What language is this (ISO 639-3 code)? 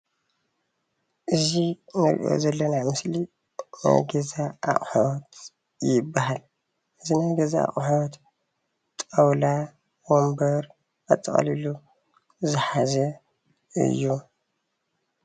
tir